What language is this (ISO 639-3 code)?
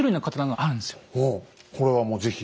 jpn